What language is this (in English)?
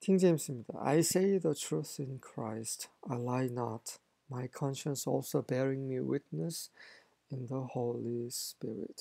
Korean